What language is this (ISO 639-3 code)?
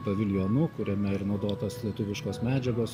lit